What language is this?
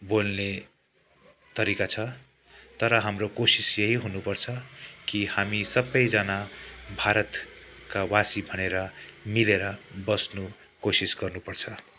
Nepali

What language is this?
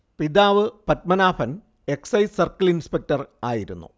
Malayalam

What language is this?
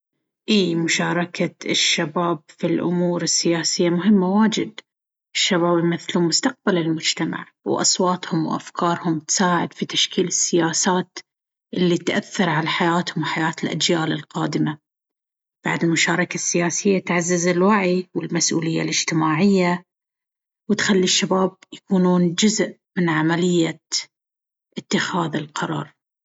Baharna Arabic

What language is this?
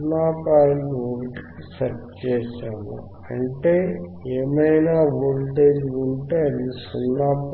Telugu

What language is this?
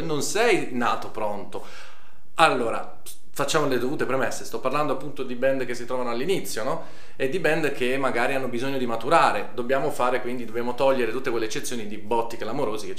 Italian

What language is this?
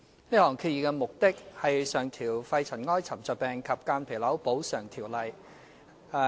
Cantonese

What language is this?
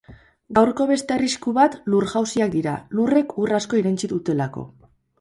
Basque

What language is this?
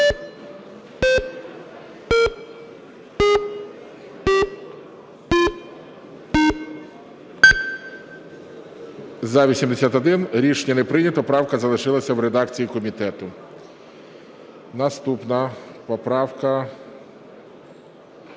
Ukrainian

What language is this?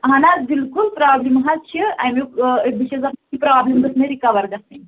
Kashmiri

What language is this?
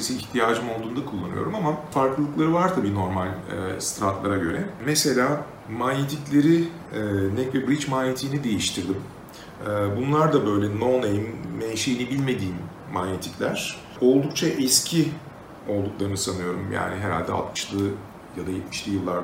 Turkish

